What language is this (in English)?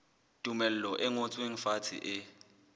Southern Sotho